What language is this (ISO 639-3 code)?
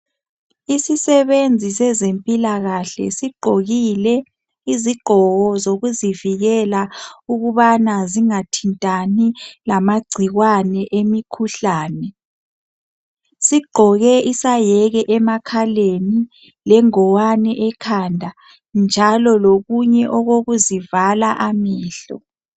nde